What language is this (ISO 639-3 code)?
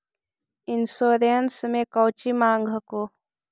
mag